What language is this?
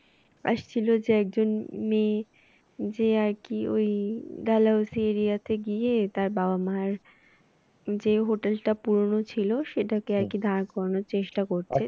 Bangla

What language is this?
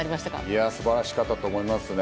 Japanese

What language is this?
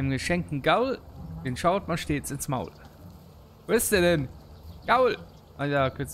German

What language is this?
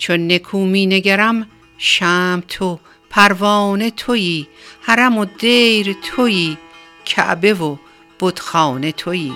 Persian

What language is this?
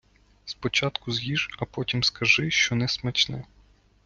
Ukrainian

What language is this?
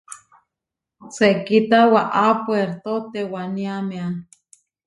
Huarijio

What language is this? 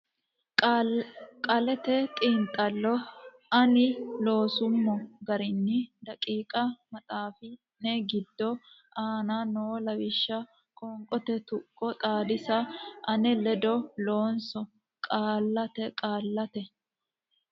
Sidamo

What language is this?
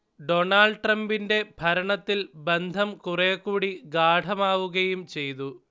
Malayalam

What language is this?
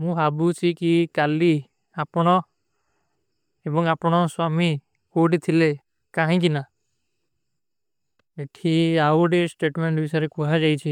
Kui (India)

